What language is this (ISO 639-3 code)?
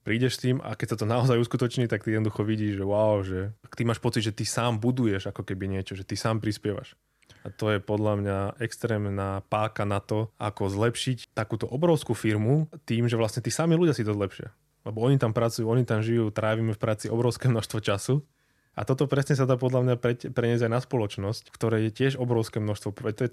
slk